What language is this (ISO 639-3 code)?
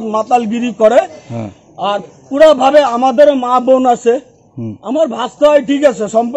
hin